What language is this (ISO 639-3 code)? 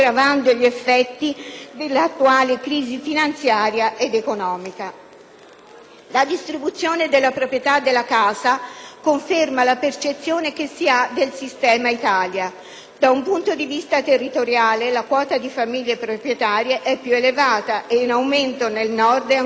ita